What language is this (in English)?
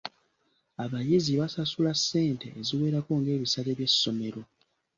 Ganda